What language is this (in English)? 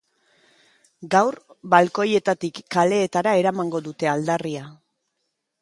Basque